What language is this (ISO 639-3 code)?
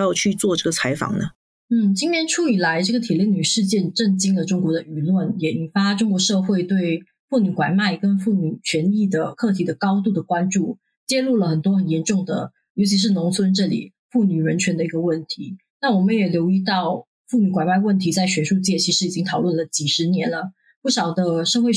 zho